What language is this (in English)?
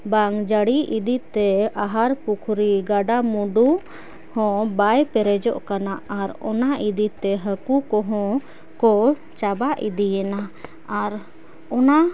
Santali